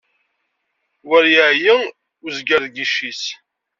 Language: Kabyle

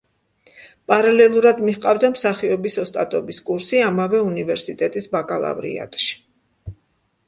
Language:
Georgian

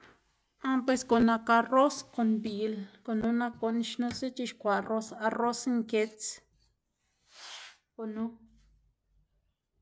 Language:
Xanaguía Zapotec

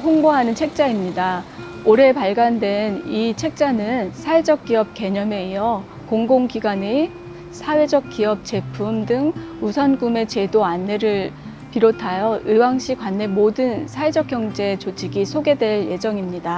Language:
Korean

